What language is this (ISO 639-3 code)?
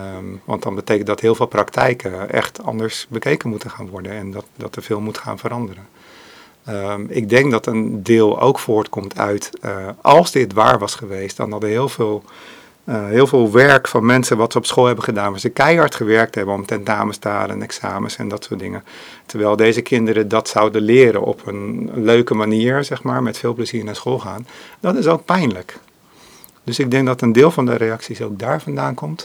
nld